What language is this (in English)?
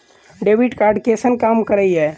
Maithili